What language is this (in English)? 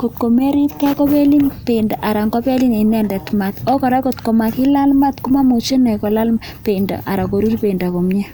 Kalenjin